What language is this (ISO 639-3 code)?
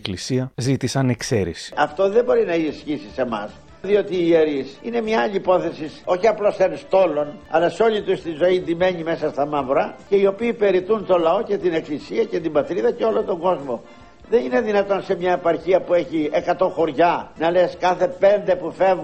ell